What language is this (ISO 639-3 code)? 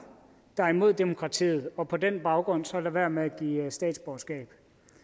dan